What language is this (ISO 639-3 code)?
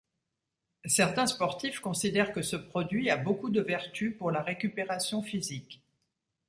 fra